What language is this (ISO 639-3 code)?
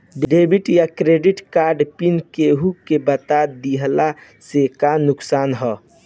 bho